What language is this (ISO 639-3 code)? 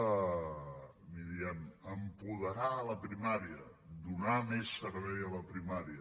cat